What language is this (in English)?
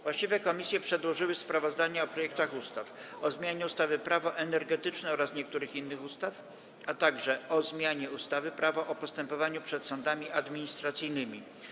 Polish